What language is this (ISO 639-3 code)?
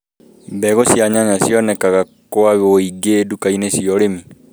kik